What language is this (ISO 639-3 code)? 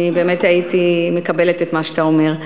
heb